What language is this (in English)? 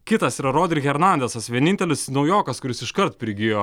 Lithuanian